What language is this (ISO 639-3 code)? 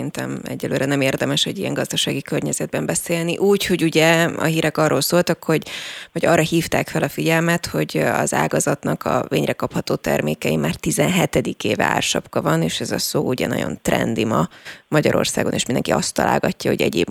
hun